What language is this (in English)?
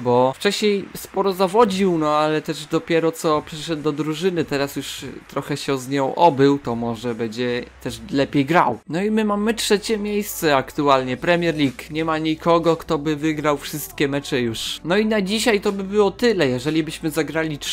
Polish